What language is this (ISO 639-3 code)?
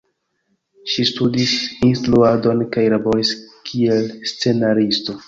epo